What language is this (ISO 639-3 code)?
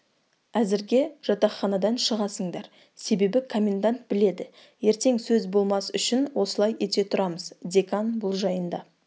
kaz